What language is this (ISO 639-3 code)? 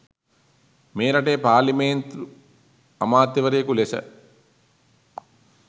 sin